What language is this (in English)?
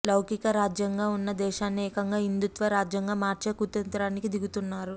Telugu